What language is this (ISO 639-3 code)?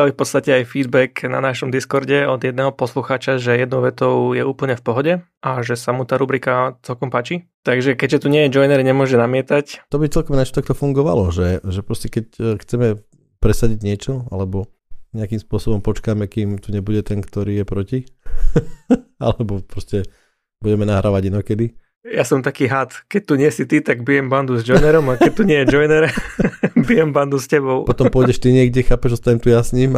slk